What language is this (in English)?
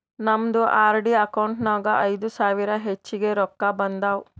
Kannada